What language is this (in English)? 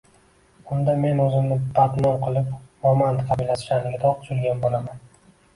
Uzbek